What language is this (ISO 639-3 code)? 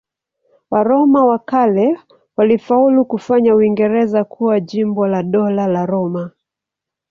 swa